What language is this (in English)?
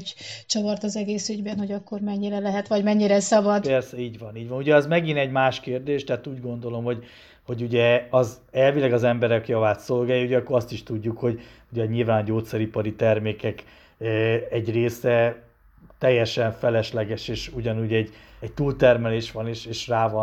Hungarian